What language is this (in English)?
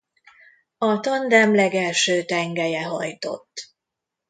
Hungarian